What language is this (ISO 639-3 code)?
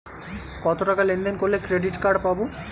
ben